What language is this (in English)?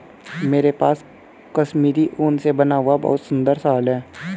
Hindi